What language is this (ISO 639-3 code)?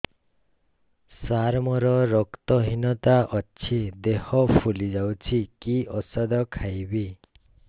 ori